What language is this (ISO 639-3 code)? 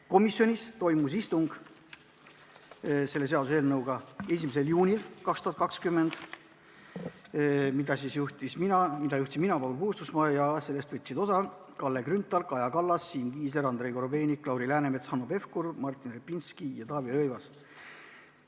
est